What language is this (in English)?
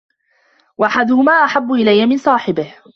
Arabic